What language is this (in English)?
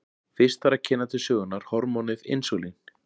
Icelandic